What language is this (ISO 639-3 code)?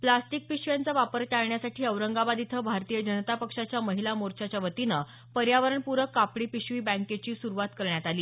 mar